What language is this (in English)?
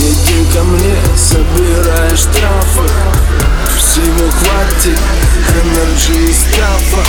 Russian